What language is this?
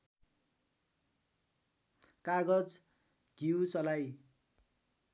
Nepali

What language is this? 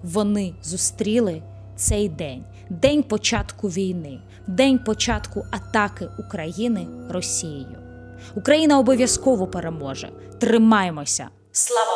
Ukrainian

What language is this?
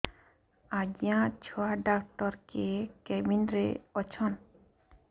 Odia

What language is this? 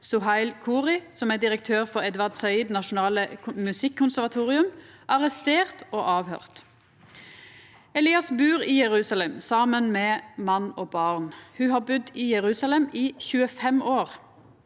Norwegian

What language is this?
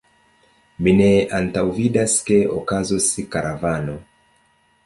Esperanto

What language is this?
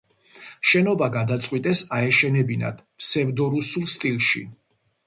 Georgian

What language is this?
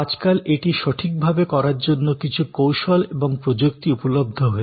Bangla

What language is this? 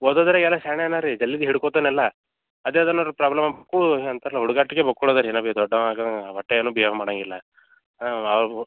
Kannada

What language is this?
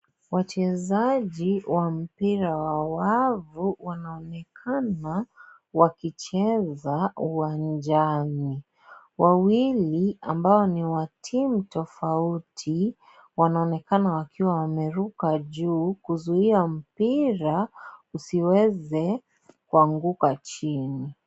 Swahili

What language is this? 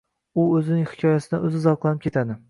Uzbek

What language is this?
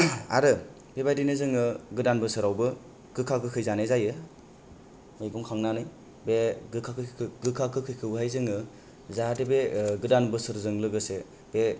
Bodo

